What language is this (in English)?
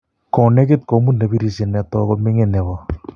Kalenjin